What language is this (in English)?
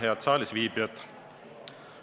Estonian